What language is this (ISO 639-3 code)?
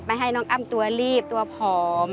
tha